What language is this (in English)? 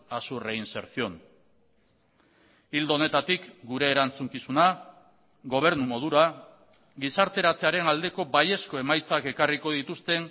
Basque